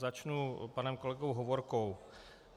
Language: Czech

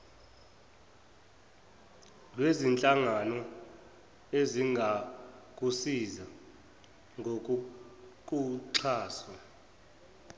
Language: Zulu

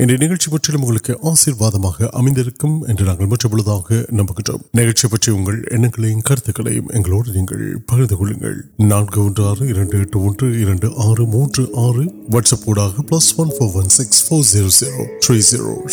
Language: Urdu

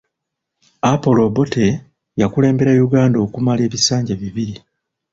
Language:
Ganda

